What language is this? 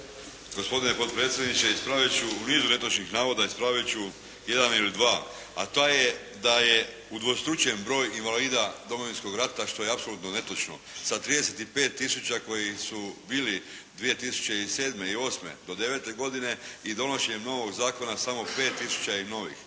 Croatian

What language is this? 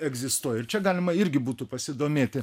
Lithuanian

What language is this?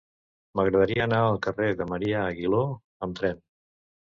Catalan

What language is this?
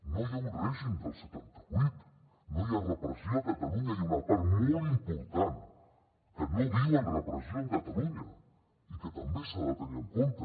Catalan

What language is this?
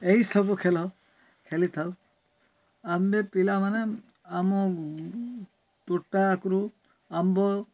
Odia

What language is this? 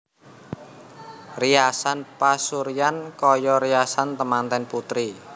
Javanese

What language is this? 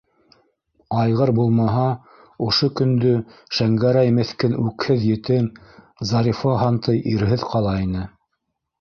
Bashkir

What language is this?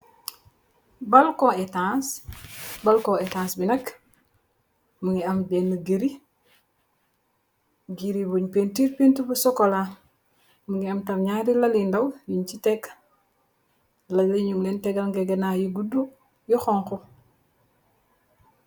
Wolof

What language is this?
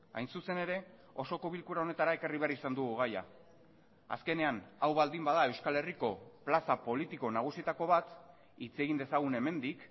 Basque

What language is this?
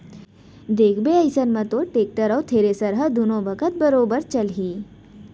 Chhattisgarhi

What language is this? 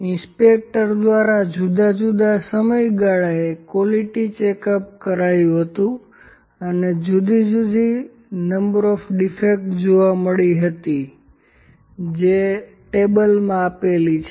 Gujarati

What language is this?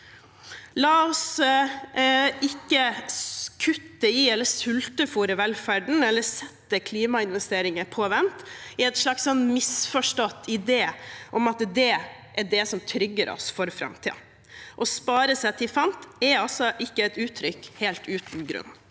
Norwegian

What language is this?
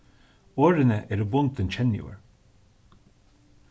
Faroese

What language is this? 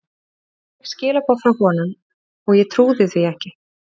Icelandic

